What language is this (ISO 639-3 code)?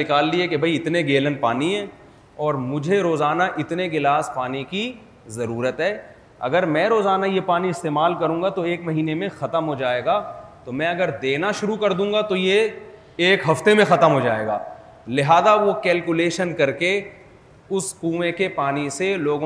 urd